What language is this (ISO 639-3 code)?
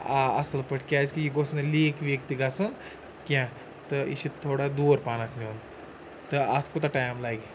kas